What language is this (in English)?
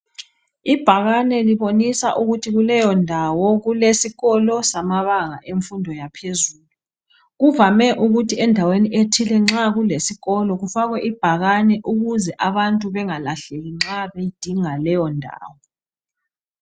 North Ndebele